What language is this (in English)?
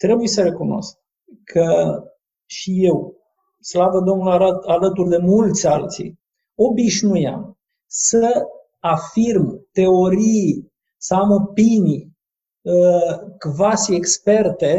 Romanian